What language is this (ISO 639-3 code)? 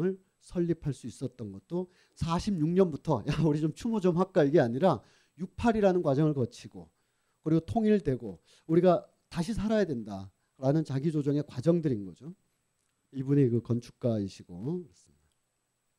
kor